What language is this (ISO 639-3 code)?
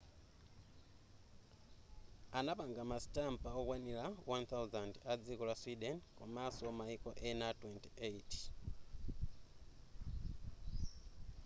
nya